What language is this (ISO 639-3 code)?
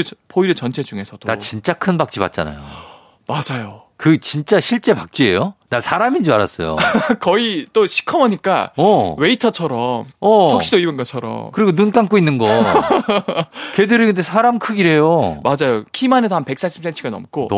kor